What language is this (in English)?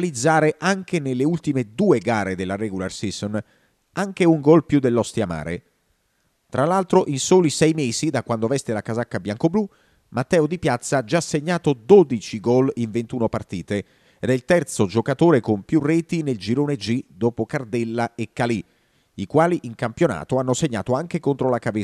Italian